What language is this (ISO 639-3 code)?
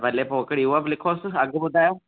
snd